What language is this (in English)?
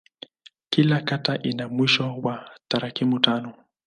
Swahili